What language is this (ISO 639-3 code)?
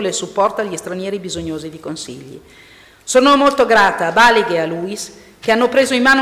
ita